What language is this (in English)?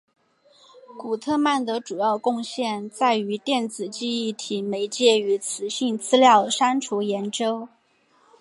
Chinese